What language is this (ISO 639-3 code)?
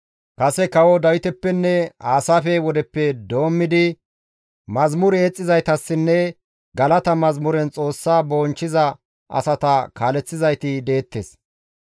gmv